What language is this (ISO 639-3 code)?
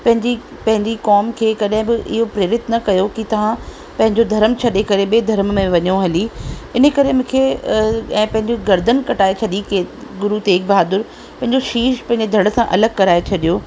snd